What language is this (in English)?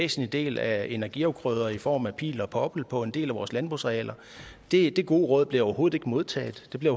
Danish